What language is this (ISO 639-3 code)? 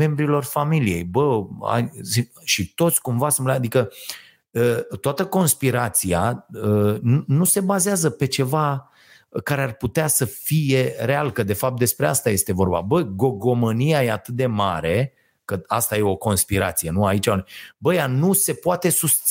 ron